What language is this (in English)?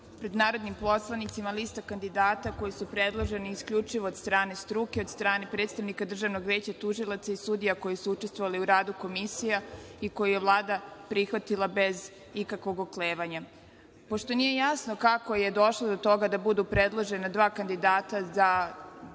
Serbian